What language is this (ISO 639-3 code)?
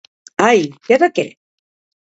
cat